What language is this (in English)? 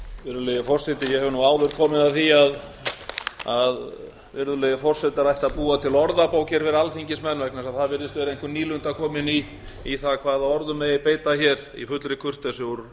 Icelandic